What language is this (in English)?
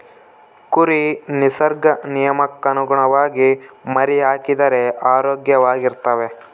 Kannada